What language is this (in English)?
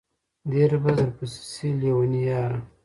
Pashto